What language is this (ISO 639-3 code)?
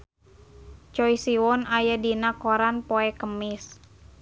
sun